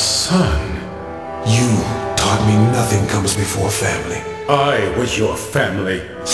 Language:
English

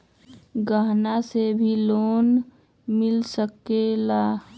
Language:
Magahi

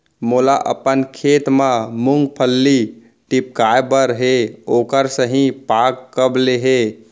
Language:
Chhattisgarhi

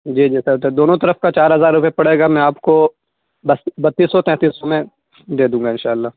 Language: Urdu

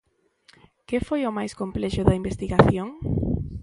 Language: Galician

